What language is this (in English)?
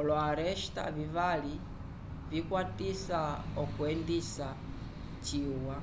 Umbundu